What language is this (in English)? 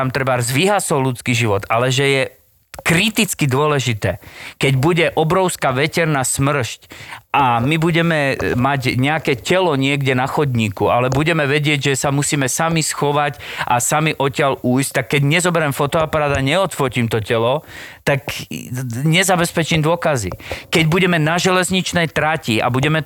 Slovak